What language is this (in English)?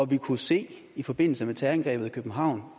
Danish